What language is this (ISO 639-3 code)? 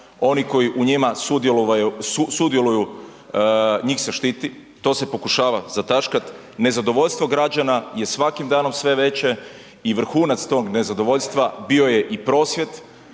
hrv